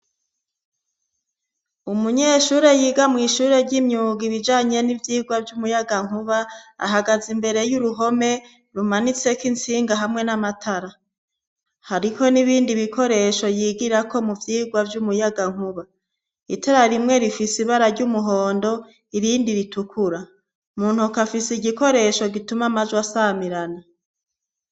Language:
Rundi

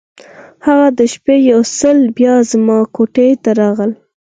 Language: Pashto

